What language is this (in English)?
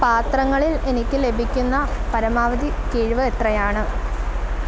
Malayalam